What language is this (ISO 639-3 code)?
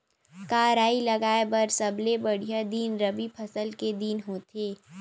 hne